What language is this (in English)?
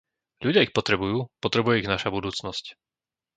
Slovak